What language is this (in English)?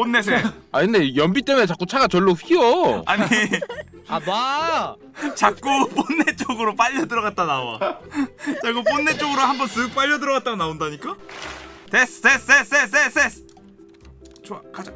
Korean